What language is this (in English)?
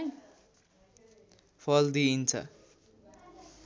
Nepali